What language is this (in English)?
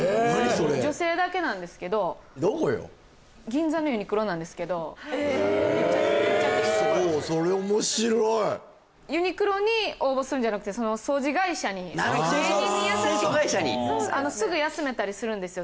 Japanese